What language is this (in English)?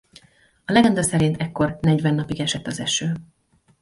Hungarian